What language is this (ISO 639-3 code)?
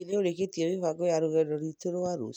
kik